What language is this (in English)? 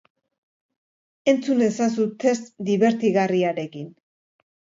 Basque